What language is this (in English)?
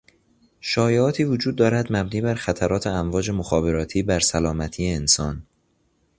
Persian